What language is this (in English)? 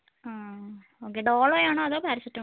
Malayalam